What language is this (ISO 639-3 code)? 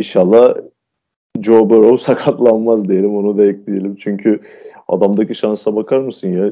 tur